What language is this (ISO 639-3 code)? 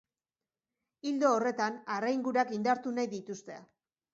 eus